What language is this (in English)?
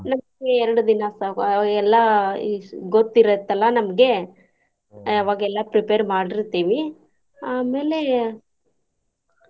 Kannada